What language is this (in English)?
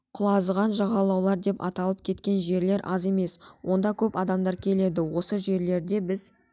Kazakh